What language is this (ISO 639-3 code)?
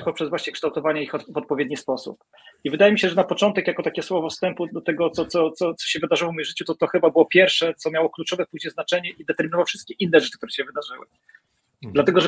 pol